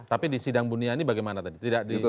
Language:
Indonesian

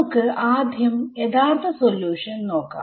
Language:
Malayalam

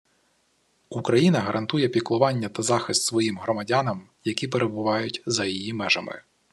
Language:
Ukrainian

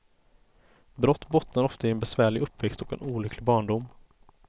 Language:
Swedish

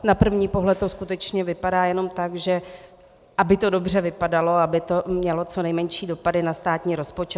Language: Czech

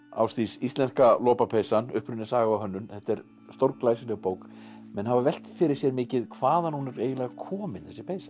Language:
Icelandic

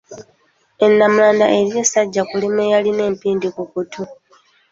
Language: Ganda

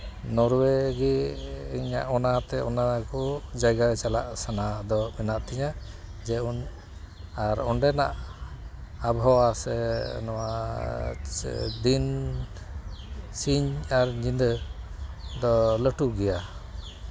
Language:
Santali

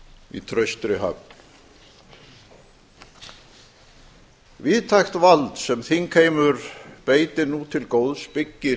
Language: Icelandic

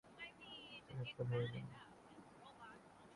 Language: Urdu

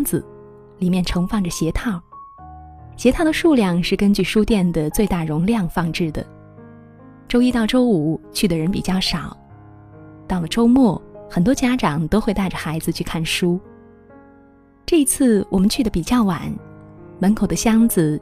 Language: Chinese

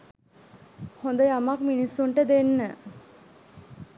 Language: Sinhala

